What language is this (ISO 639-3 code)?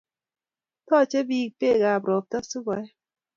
kln